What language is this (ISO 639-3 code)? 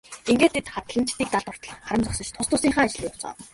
mon